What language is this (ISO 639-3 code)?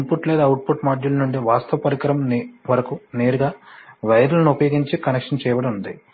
tel